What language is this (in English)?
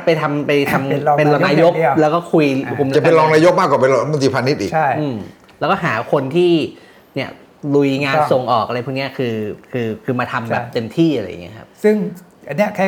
Thai